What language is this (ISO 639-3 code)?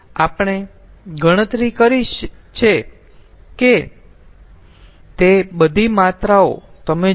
guj